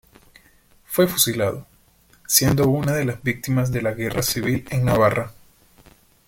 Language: Spanish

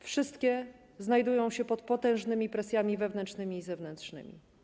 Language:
Polish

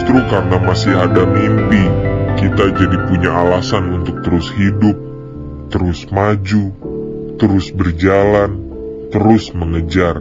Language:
Indonesian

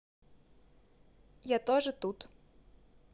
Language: Russian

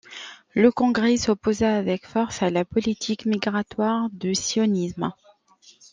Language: French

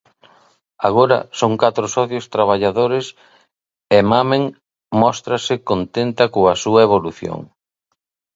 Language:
Galician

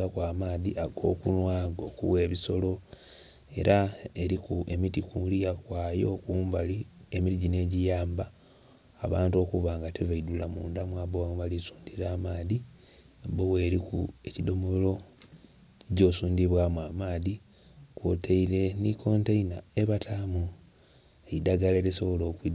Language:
Soga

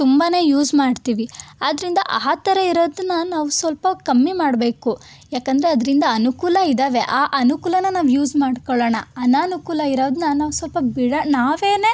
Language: Kannada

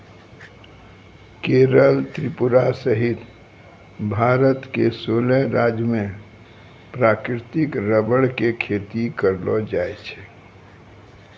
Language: Maithili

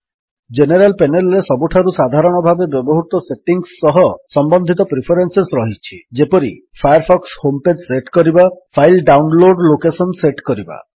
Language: Odia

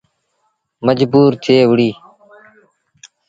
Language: Sindhi Bhil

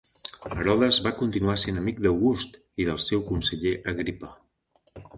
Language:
Catalan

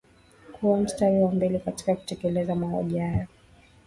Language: Swahili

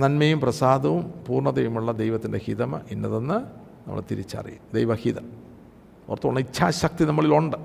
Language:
Malayalam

